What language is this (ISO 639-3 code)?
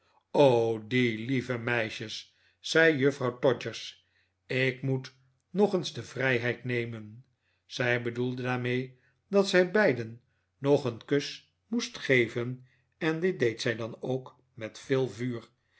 nld